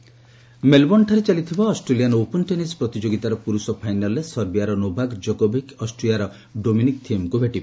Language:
Odia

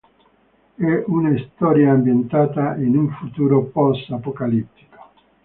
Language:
Italian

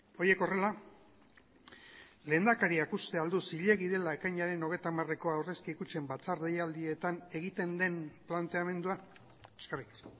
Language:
Basque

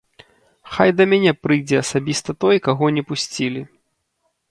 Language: Belarusian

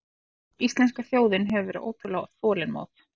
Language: Icelandic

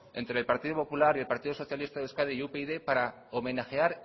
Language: Spanish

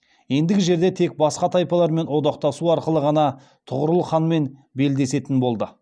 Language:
Kazakh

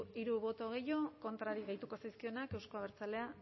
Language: Basque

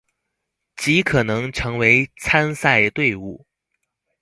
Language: Chinese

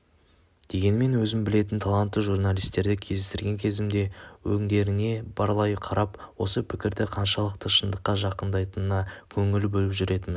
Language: Kazakh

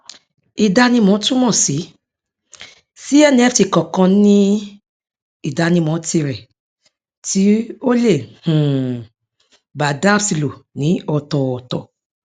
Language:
Yoruba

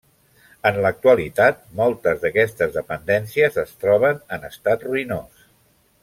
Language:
Catalan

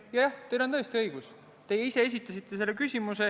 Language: Estonian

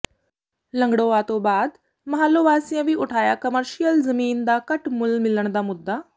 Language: Punjabi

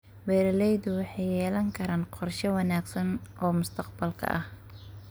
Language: Somali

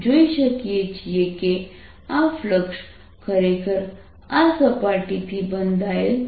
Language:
Gujarati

